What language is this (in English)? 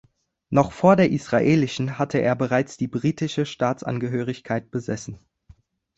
German